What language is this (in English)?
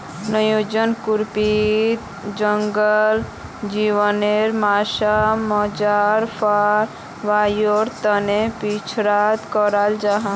Magahi